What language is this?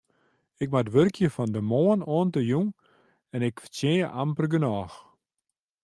Western Frisian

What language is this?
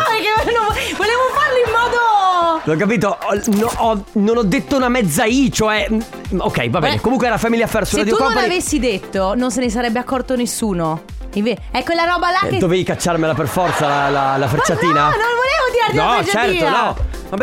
Italian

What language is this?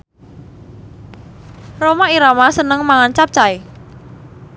Javanese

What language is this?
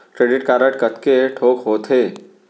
Chhattisgarhi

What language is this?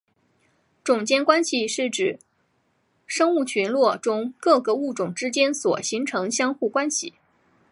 Chinese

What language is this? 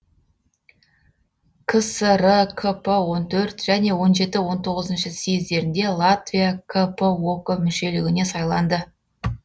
Kazakh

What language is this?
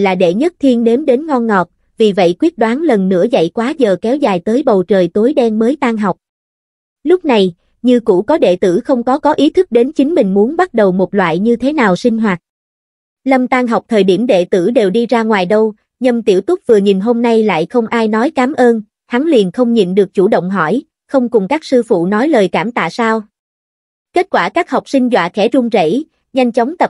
Vietnamese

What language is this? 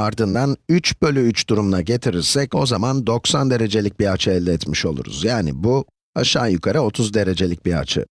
Turkish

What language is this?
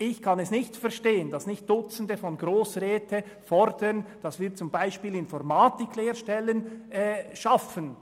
Swiss German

